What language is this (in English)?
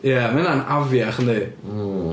Welsh